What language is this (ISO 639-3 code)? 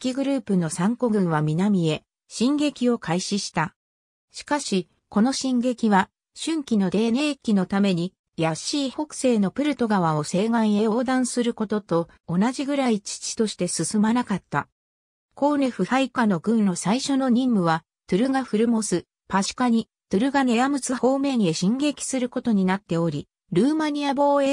jpn